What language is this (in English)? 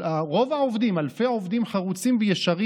Hebrew